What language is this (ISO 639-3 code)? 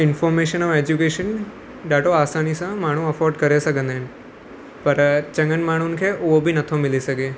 snd